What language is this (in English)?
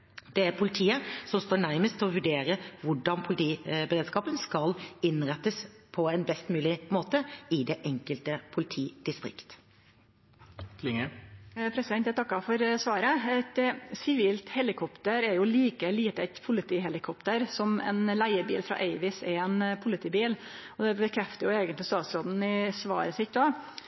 Norwegian